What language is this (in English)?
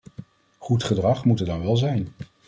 Dutch